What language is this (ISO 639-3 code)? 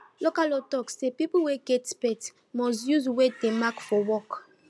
pcm